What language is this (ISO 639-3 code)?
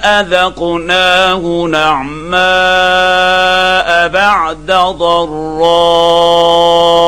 ara